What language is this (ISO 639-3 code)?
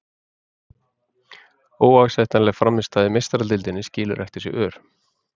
isl